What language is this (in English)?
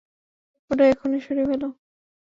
Bangla